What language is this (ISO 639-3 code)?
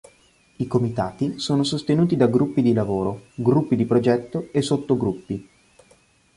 ita